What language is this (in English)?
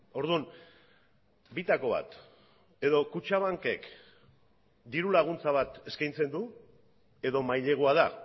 Basque